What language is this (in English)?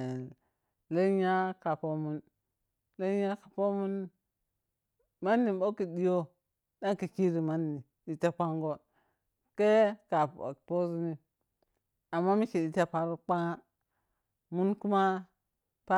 Piya-Kwonci